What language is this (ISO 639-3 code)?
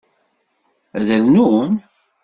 kab